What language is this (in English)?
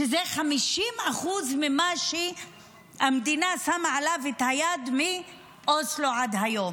Hebrew